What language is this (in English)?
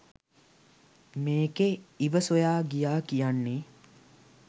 Sinhala